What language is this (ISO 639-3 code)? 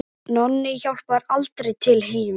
isl